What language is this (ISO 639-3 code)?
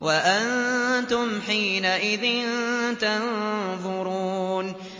ara